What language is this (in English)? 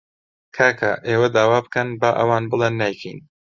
Central Kurdish